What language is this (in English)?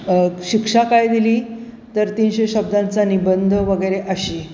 Marathi